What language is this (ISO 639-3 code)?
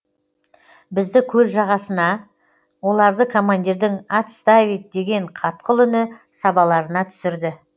kaz